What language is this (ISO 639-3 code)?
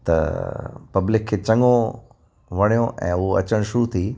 snd